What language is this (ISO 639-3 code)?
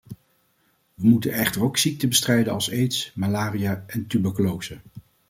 nld